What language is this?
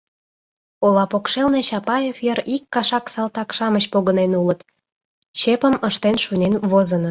Mari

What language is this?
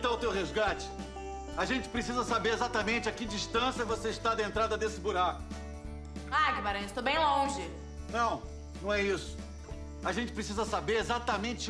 Portuguese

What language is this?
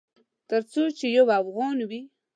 Pashto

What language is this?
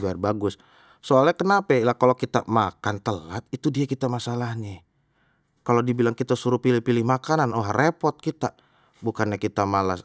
Betawi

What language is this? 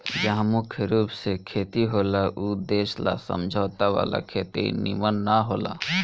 Bhojpuri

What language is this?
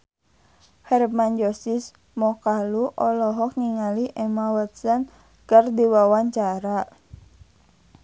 Sundanese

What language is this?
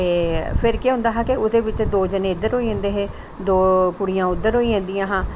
Dogri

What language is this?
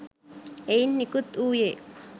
Sinhala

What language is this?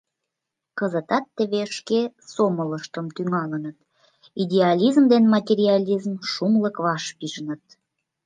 Mari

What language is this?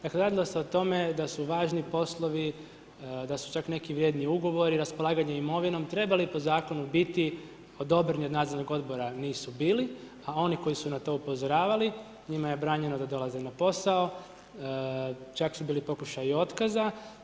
Croatian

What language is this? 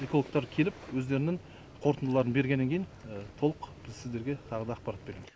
Kazakh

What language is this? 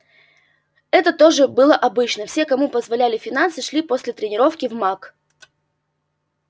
Russian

